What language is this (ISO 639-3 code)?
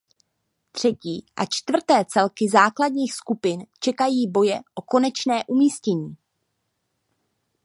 ces